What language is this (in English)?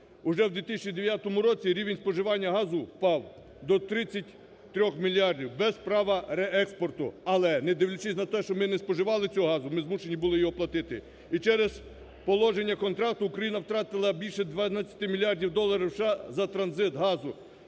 Ukrainian